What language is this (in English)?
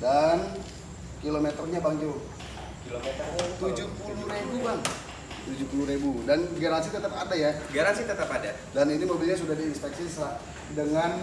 Indonesian